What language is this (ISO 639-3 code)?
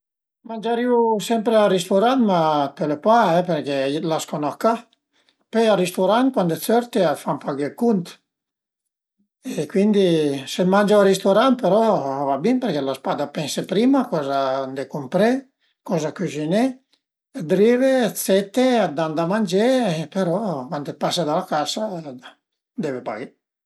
pms